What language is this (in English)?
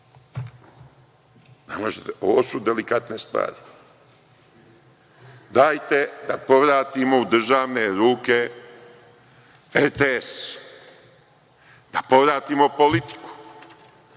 Serbian